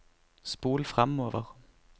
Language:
Norwegian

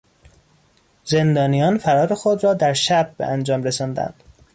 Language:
Persian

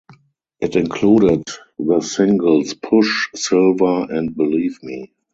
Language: English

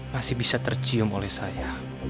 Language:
Indonesian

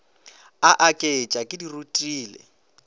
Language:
Northern Sotho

